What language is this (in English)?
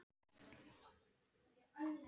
Icelandic